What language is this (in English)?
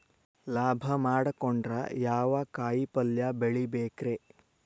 Kannada